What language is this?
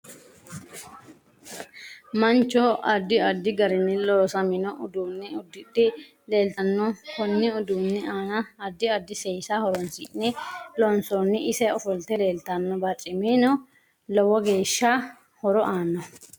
Sidamo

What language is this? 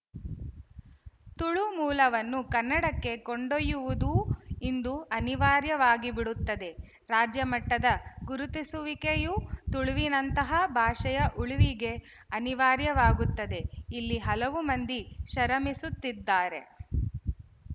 Kannada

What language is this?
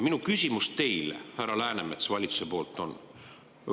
Estonian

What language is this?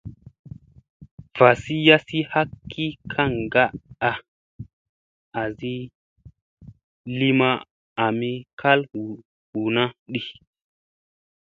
Musey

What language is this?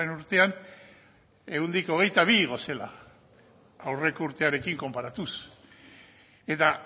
Basque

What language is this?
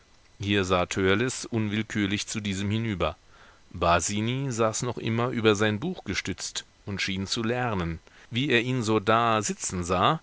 German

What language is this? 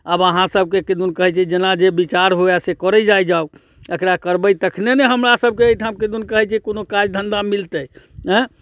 Maithili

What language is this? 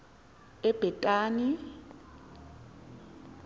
Xhosa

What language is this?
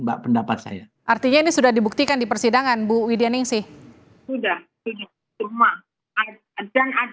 Indonesian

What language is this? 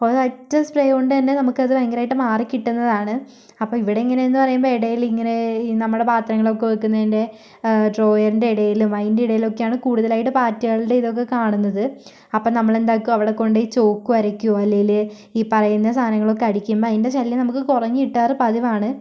Malayalam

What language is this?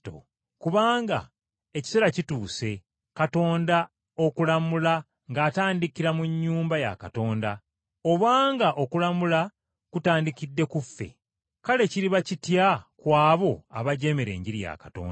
Ganda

